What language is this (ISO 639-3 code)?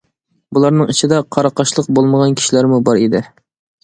uig